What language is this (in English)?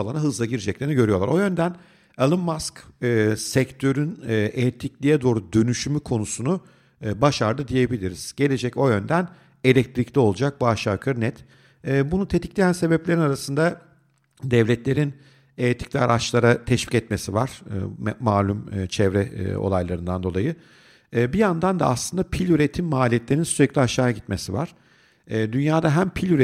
Turkish